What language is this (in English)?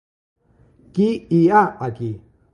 Catalan